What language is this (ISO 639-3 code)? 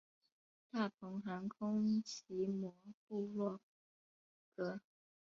zho